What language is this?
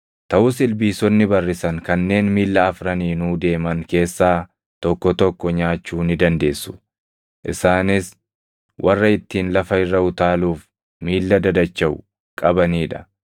Oromo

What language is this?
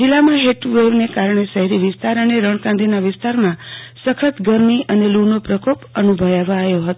Gujarati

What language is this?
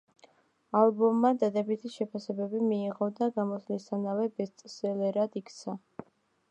Georgian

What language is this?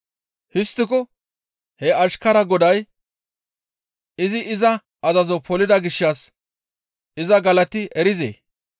Gamo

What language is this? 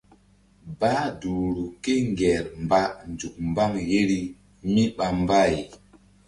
Mbum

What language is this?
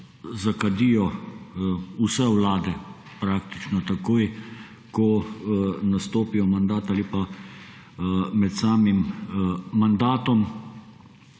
Slovenian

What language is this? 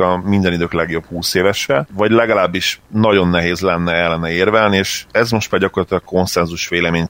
Hungarian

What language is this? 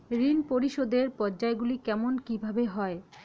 Bangla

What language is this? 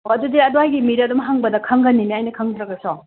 Manipuri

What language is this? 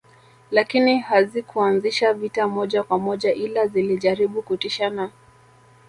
Swahili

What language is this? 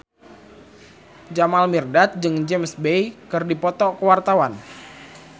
Sundanese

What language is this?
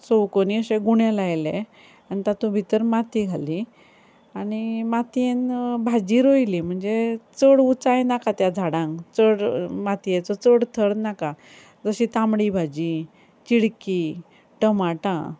Konkani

